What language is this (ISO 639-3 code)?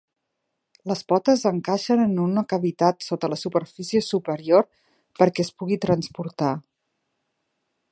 cat